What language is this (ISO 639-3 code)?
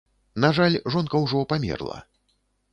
bel